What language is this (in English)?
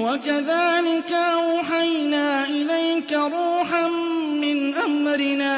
Arabic